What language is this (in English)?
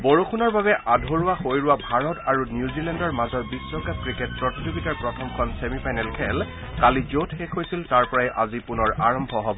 Assamese